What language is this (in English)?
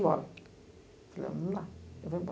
Portuguese